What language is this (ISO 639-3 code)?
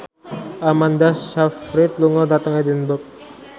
jav